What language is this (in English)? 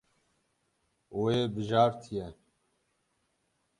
Kurdish